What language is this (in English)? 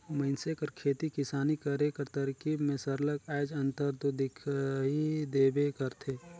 Chhattisgarhi